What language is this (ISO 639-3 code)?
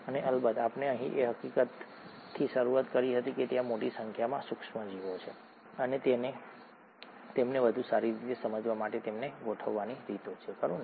guj